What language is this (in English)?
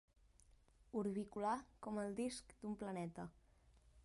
Catalan